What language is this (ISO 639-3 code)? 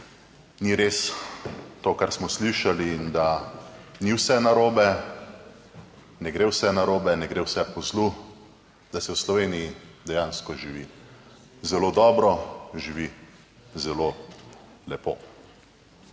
slv